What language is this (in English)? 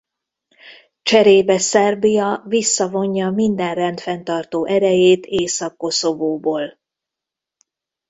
Hungarian